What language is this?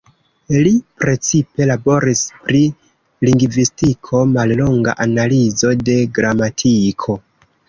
Esperanto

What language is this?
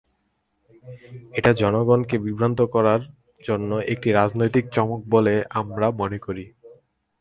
Bangla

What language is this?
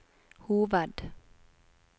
Norwegian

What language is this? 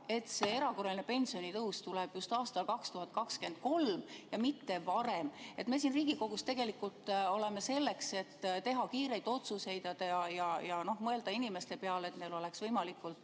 Estonian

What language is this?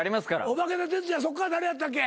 Japanese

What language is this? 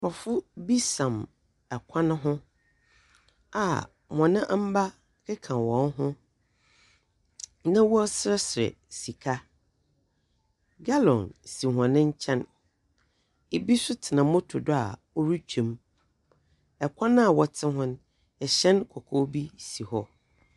Akan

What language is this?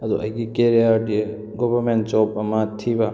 Manipuri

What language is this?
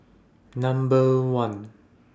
English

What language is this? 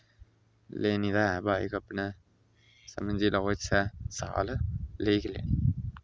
Dogri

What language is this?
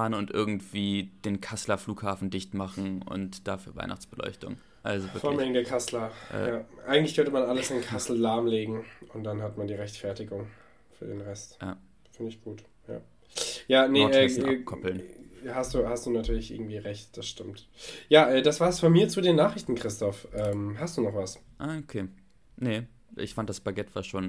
German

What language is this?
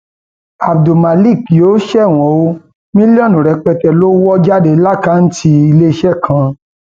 Yoruba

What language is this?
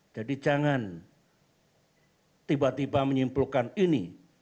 Indonesian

